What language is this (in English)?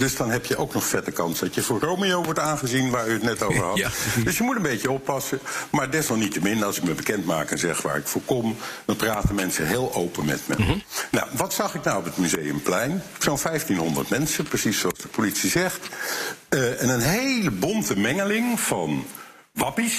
Dutch